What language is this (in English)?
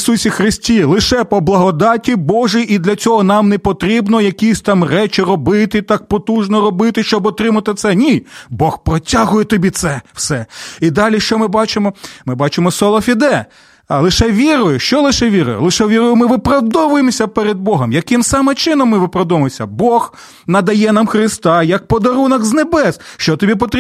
Ukrainian